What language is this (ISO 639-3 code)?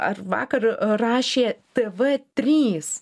lit